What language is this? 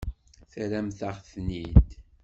Kabyle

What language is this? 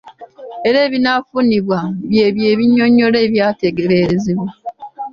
Ganda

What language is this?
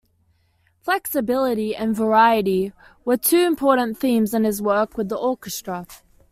English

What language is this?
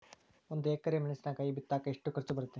Kannada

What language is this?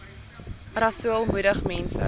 Afrikaans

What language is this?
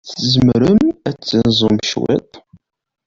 Kabyle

